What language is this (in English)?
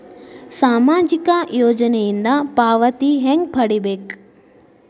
Kannada